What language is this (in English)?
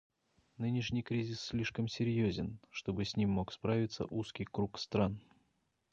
Russian